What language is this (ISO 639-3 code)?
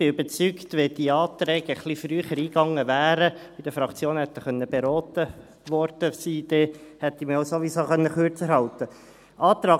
gsw